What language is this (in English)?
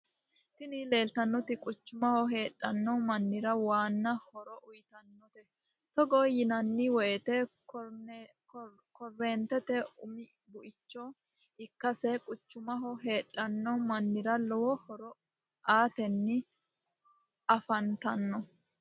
Sidamo